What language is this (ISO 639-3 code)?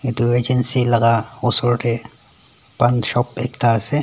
nag